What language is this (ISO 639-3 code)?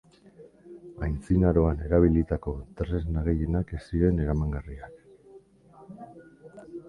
eus